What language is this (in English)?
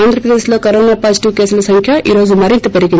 Telugu